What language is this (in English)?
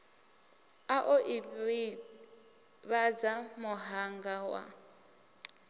Venda